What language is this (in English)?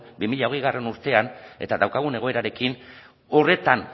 Basque